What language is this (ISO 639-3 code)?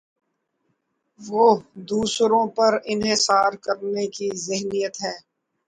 urd